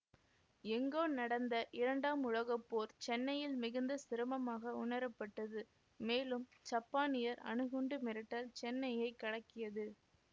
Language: Tamil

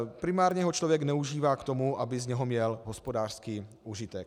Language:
Czech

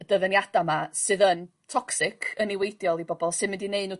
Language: Welsh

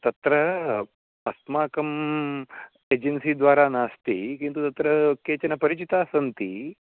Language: Sanskrit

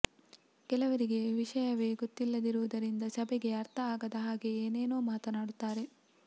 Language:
Kannada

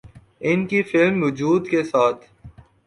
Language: Urdu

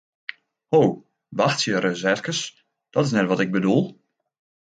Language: Western Frisian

